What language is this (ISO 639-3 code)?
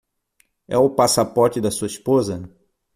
por